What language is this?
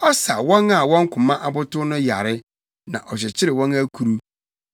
Akan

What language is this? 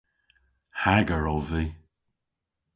Cornish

